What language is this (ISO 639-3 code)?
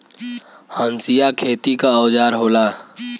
bho